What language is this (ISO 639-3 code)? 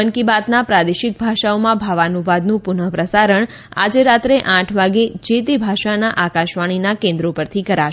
guj